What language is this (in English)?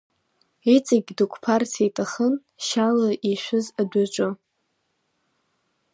Abkhazian